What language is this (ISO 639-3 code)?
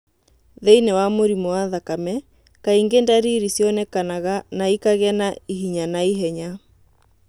kik